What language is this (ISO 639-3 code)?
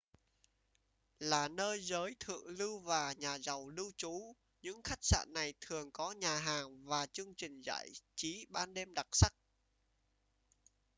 vie